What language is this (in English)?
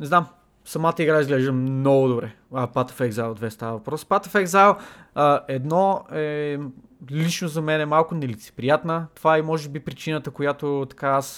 Bulgarian